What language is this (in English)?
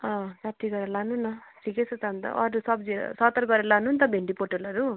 Nepali